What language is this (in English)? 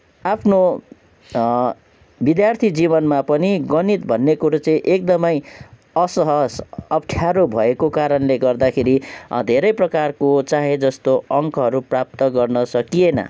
Nepali